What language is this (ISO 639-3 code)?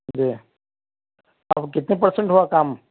urd